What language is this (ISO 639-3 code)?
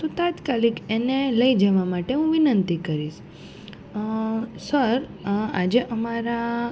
guj